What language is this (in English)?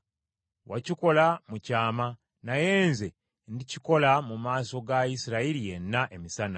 Ganda